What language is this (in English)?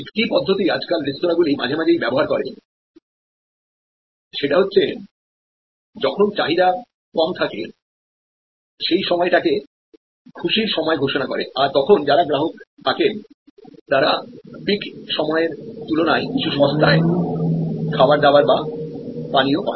Bangla